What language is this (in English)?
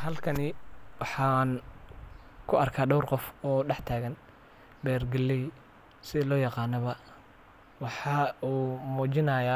Somali